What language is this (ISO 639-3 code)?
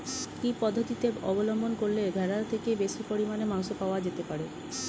ben